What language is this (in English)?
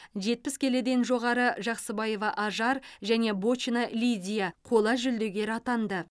Kazakh